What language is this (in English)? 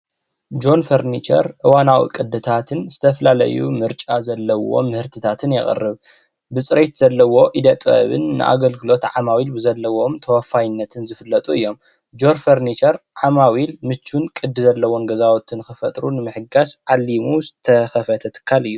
Tigrinya